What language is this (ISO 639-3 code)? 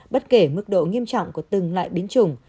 vie